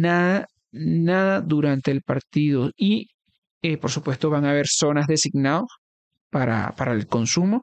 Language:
Spanish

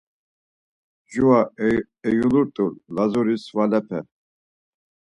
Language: Laz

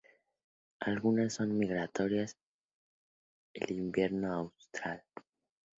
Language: Spanish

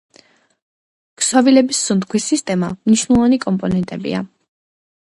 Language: Georgian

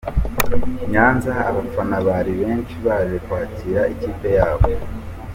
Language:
Kinyarwanda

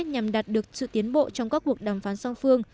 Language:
Vietnamese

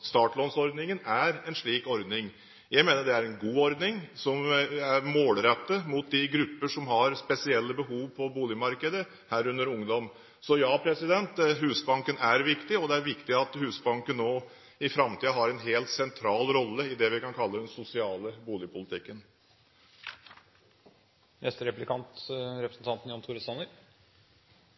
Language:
Norwegian Bokmål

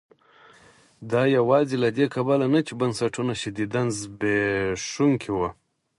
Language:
Pashto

